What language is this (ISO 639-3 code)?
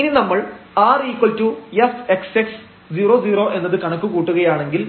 mal